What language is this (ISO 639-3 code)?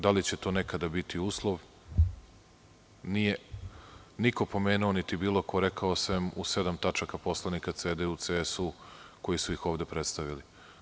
srp